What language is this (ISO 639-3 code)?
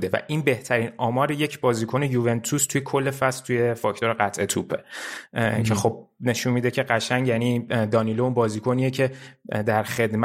fas